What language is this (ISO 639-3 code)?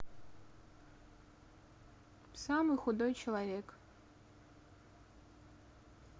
rus